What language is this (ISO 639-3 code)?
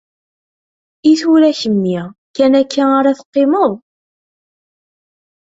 kab